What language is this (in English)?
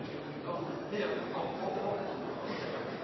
Norwegian Nynorsk